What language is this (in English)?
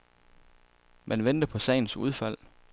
Danish